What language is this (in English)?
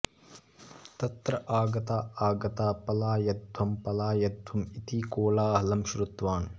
Sanskrit